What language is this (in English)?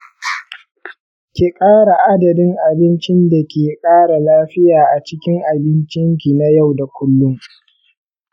Hausa